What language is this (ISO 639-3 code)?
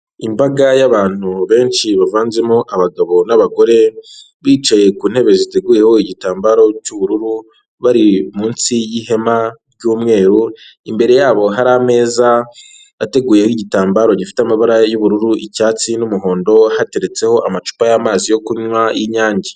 kin